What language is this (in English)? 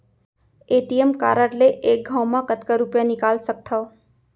Chhattisgarhi